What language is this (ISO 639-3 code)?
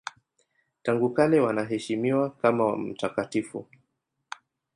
swa